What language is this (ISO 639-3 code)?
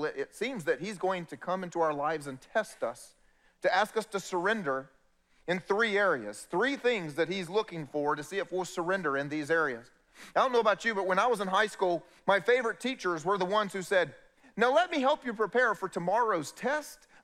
eng